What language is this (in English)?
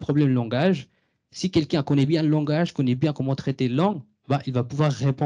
French